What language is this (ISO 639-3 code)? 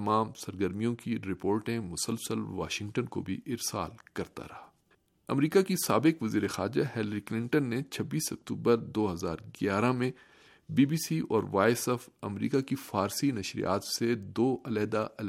urd